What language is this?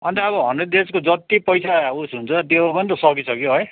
Nepali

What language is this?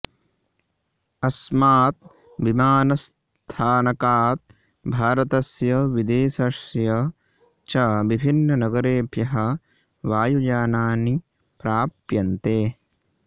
Sanskrit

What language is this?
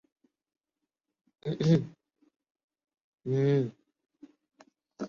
Urdu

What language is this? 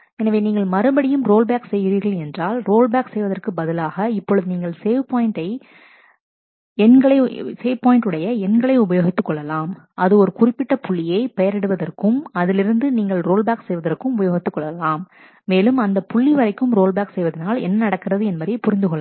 Tamil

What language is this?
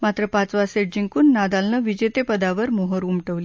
Marathi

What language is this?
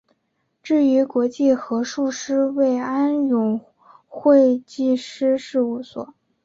Chinese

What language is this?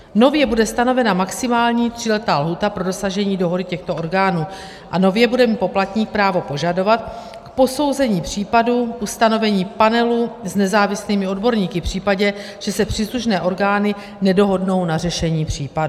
Czech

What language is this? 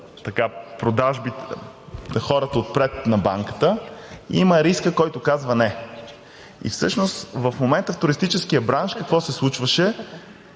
Bulgarian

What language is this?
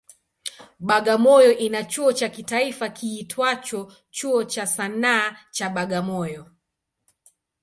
Swahili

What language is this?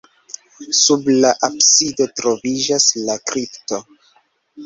Esperanto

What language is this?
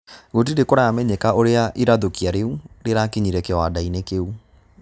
Kikuyu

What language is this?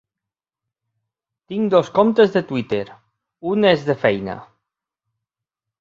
Catalan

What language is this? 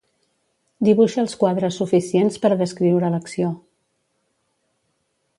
Catalan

